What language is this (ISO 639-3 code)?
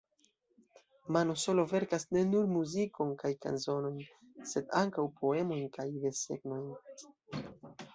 epo